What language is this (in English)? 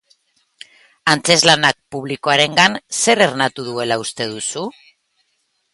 Basque